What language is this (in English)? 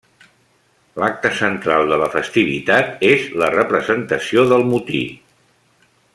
Catalan